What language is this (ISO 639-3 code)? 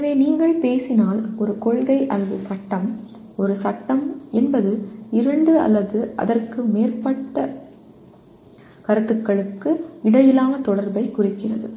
tam